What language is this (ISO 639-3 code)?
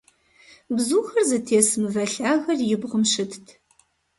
kbd